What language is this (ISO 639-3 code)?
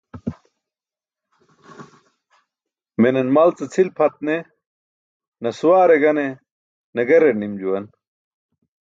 bsk